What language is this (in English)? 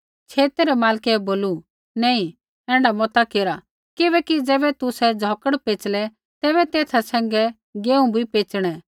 Kullu Pahari